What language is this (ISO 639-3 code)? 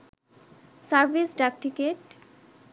ben